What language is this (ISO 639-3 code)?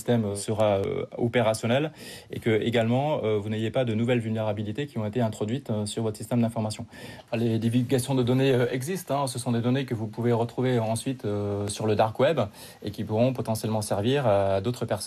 fra